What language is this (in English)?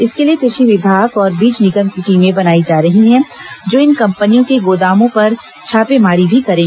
Hindi